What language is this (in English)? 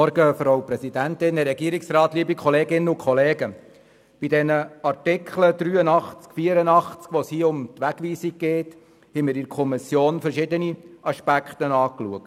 Swiss German